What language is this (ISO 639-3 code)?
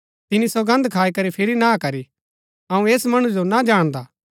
gbk